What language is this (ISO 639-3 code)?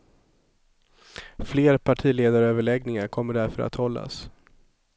swe